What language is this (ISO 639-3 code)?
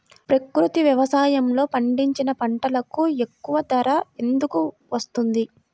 tel